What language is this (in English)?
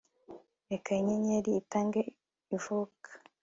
Kinyarwanda